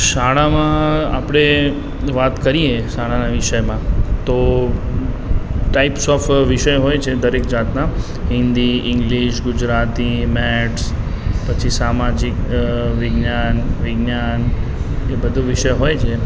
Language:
Gujarati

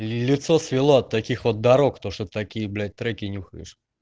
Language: Russian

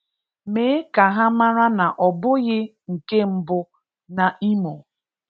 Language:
Igbo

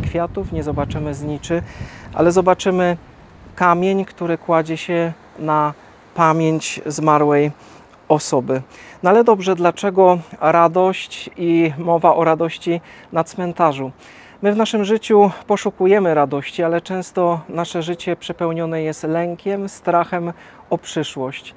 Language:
Polish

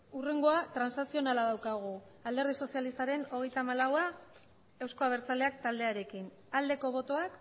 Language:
Basque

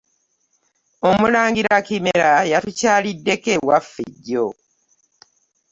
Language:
Ganda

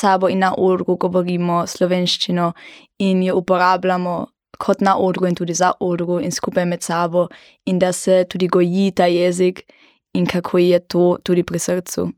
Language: German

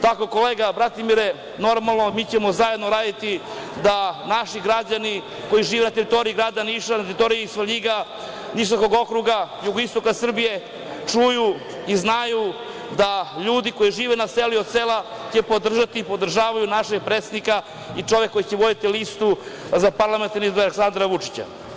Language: Serbian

